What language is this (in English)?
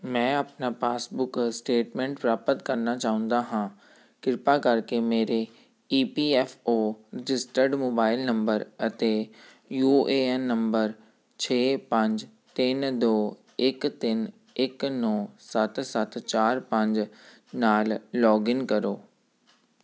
Punjabi